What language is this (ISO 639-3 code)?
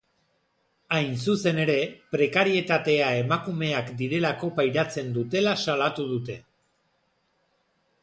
eus